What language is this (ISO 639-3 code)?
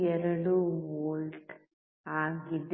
kan